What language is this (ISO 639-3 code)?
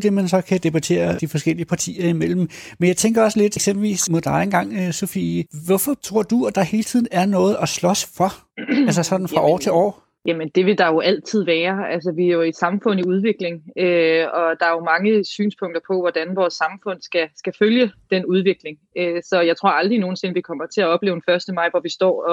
dan